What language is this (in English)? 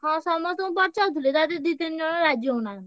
Odia